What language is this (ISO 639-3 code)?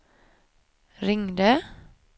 swe